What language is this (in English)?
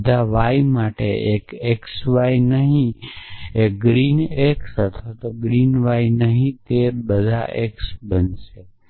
Gujarati